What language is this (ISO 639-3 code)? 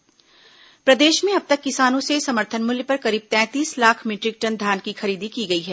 hin